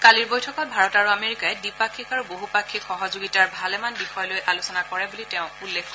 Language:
Assamese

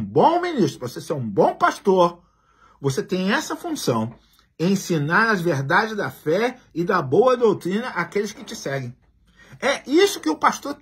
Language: Portuguese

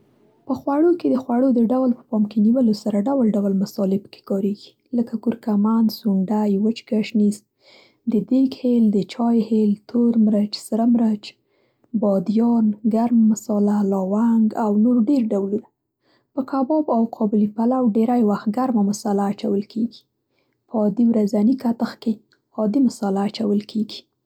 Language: Central Pashto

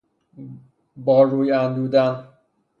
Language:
Persian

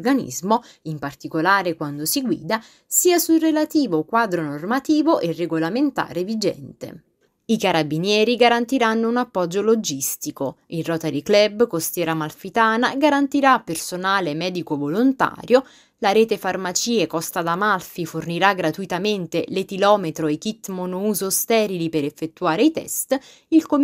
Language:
Italian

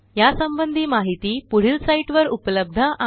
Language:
Marathi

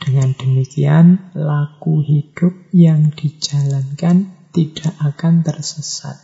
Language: Indonesian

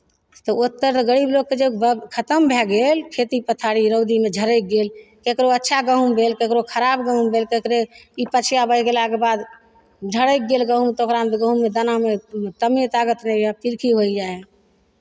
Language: Maithili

